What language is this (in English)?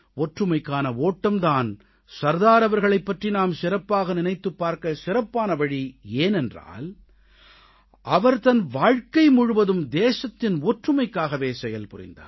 Tamil